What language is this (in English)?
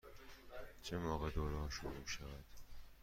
Persian